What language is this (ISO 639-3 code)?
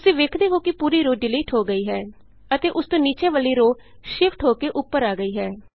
pan